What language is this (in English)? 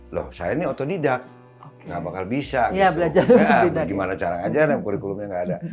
Indonesian